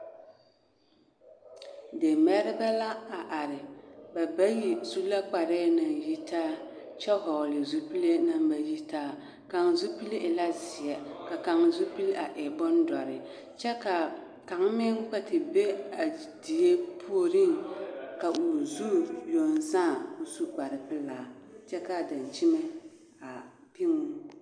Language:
Southern Dagaare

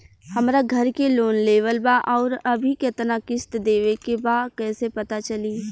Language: Bhojpuri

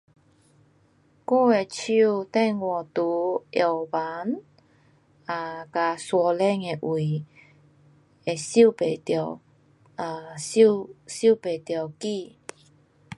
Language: Pu-Xian Chinese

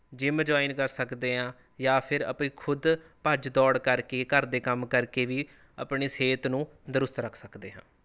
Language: Punjabi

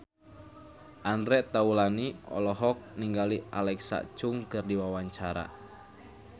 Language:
Sundanese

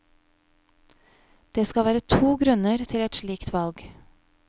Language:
Norwegian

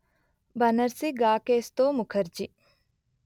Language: Telugu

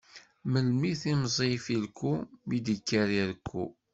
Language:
Kabyle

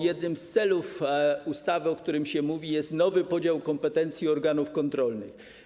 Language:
Polish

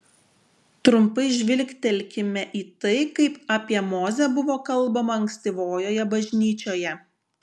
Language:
Lithuanian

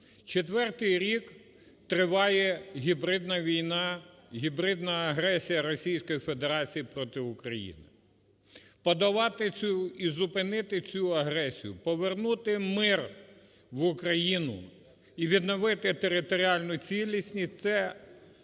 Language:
Ukrainian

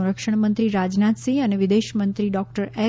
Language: Gujarati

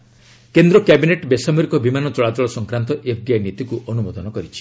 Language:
Odia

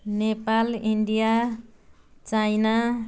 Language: Nepali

